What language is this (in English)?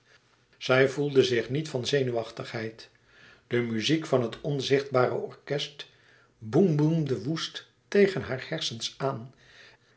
Dutch